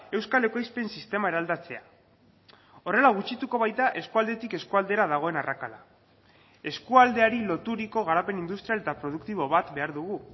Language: Basque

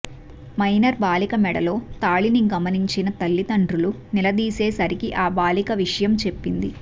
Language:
Telugu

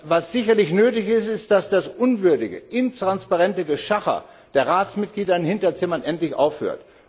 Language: German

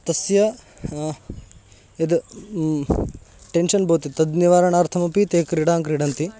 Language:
Sanskrit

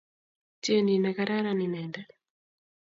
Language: Kalenjin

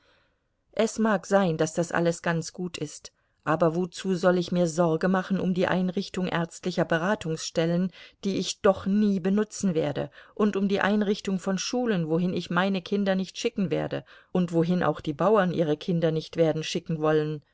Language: German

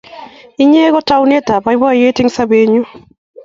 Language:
Kalenjin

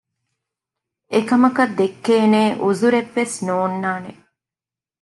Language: Divehi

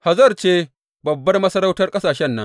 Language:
Hausa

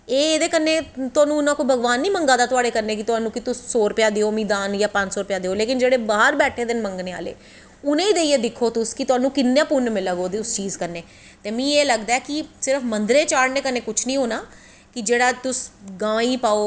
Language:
Dogri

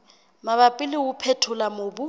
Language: Southern Sotho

